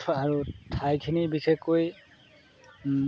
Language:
Assamese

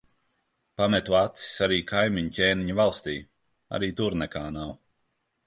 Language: Latvian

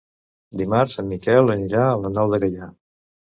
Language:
Catalan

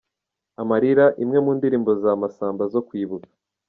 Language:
Kinyarwanda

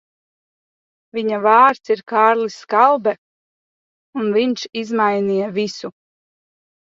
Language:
Latvian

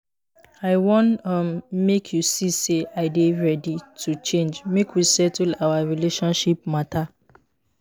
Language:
Nigerian Pidgin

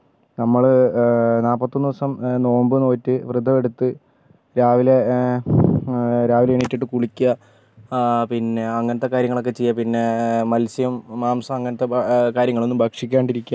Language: Malayalam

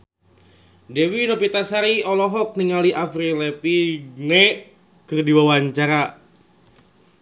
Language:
Sundanese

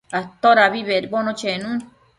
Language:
Matsés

